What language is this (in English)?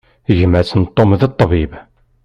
Kabyle